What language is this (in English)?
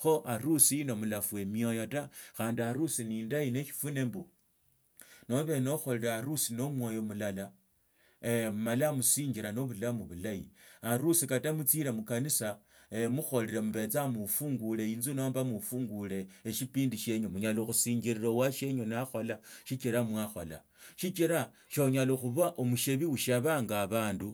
Tsotso